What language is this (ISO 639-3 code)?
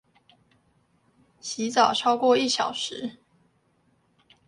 zho